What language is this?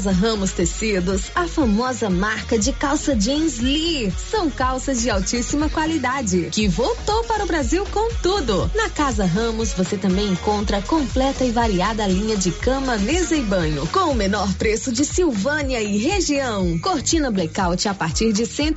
Portuguese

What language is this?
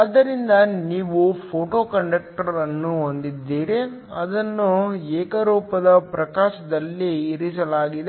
Kannada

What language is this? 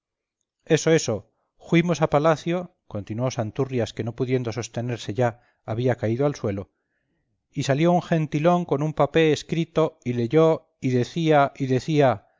Spanish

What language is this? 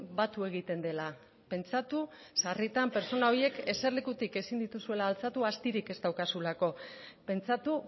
Basque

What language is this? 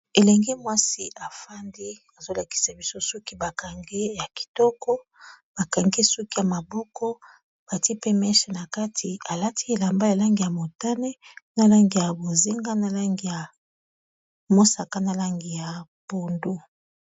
Lingala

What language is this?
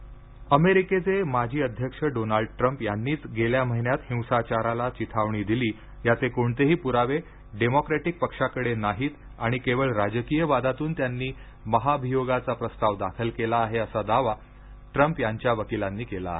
Marathi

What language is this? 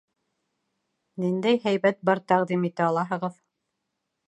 Bashkir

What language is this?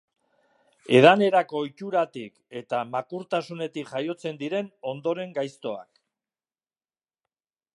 Basque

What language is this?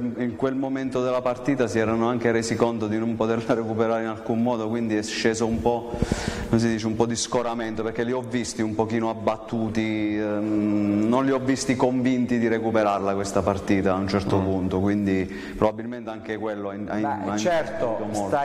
Italian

